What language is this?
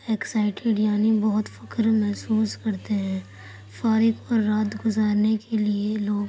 Urdu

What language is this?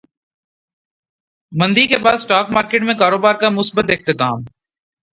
Urdu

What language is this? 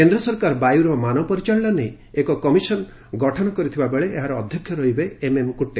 Odia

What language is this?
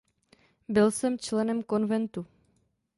Czech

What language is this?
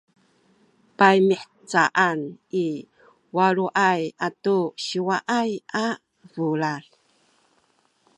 Sakizaya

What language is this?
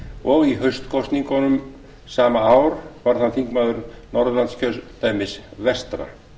Icelandic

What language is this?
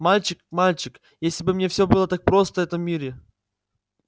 Russian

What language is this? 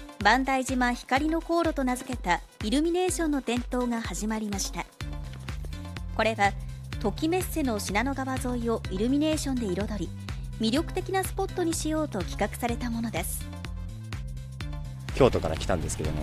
Japanese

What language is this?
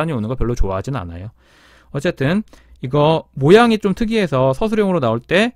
Korean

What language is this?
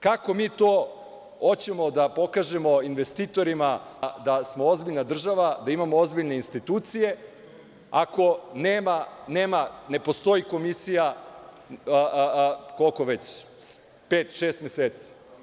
Serbian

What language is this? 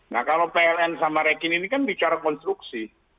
Indonesian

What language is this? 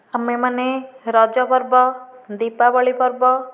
Odia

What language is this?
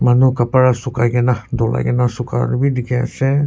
Naga Pidgin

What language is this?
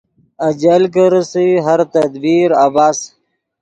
Yidgha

